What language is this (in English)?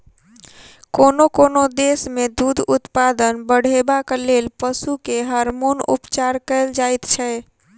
Maithili